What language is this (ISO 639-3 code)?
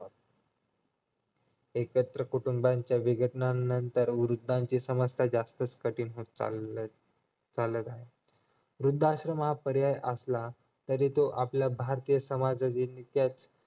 mar